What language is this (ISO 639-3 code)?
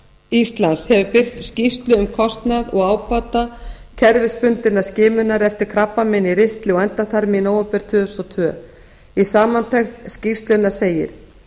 isl